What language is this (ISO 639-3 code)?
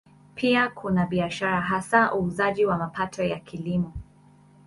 swa